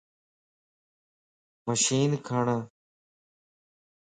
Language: Lasi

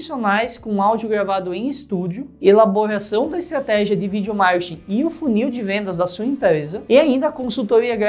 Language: Portuguese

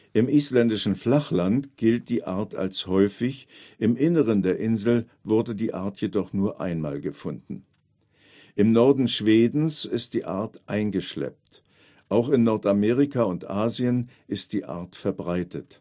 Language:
German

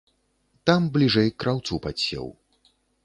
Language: Belarusian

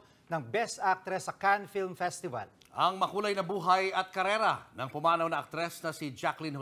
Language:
Filipino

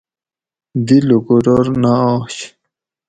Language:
Gawri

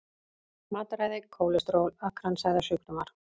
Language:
Icelandic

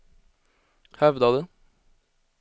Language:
Swedish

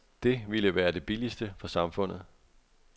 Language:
Danish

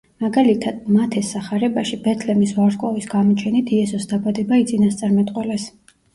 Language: Georgian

